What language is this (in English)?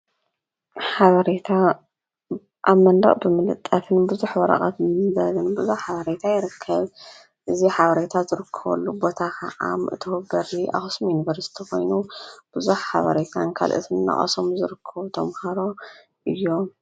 Tigrinya